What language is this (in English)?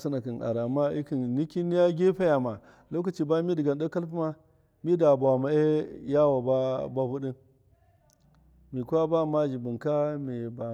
Miya